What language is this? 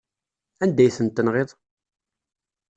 Kabyle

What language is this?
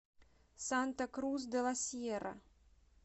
Russian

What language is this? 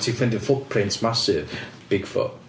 Welsh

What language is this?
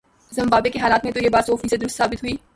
Urdu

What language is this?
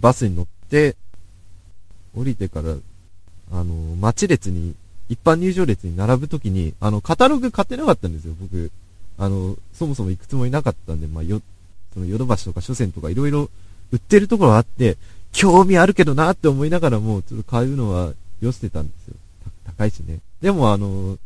Japanese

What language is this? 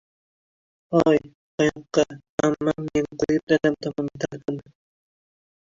Uzbek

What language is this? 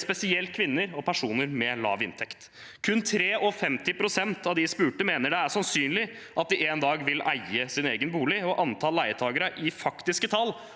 Norwegian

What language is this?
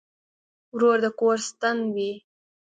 Pashto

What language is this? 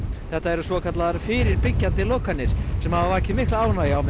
Icelandic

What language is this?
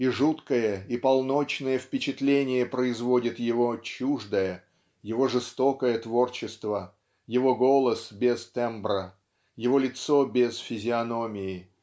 Russian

